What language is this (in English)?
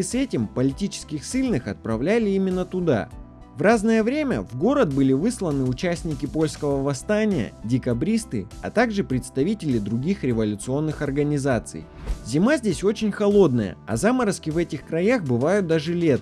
Russian